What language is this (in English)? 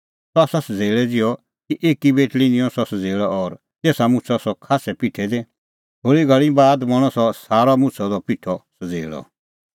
Kullu Pahari